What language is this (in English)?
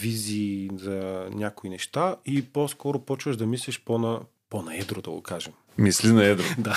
Bulgarian